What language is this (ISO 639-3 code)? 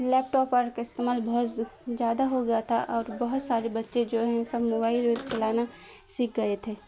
urd